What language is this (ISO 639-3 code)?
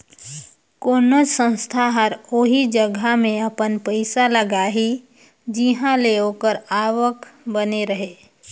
hne